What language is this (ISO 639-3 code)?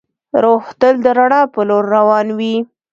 pus